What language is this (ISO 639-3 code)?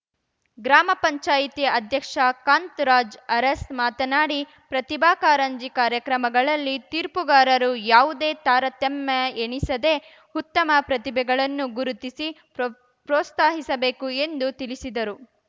kan